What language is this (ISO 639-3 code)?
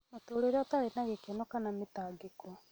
kik